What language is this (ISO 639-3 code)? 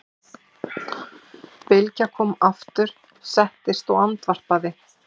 isl